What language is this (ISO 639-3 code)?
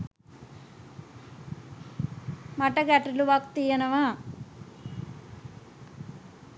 sin